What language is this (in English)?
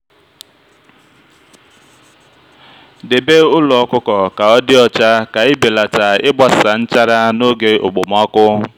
Igbo